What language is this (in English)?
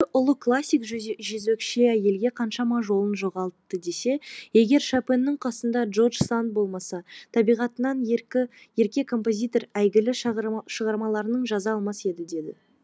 Kazakh